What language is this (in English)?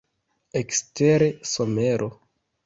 Esperanto